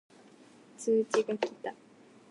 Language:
Japanese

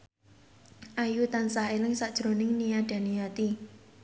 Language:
Javanese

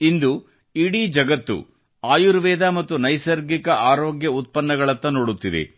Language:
Kannada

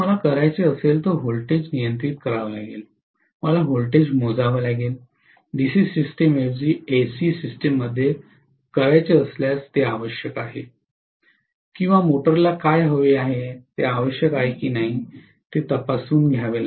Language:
Marathi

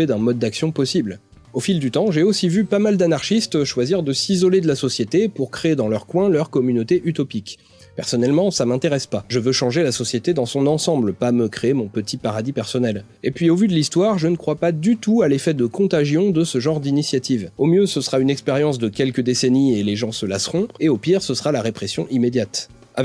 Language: French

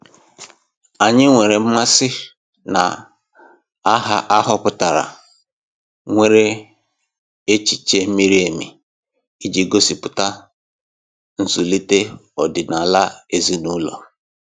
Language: Igbo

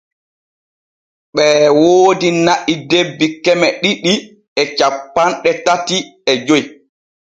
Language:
Borgu Fulfulde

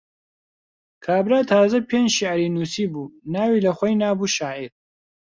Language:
Central Kurdish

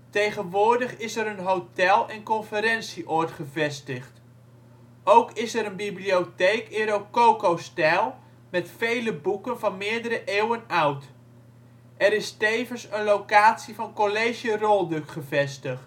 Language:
Dutch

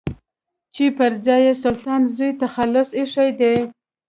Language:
Pashto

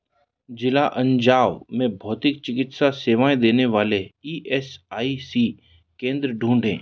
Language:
Hindi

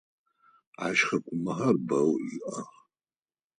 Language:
Adyghe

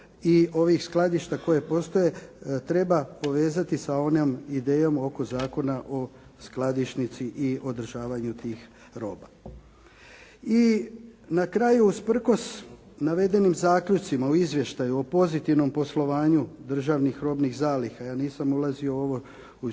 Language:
Croatian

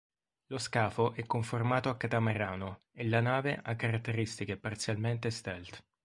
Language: Italian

